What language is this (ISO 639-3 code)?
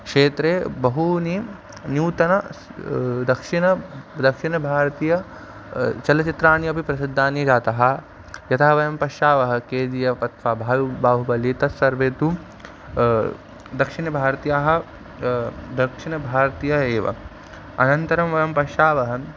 san